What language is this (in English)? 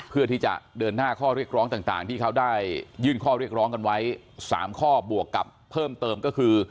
Thai